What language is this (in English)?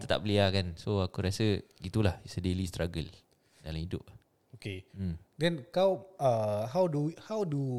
Malay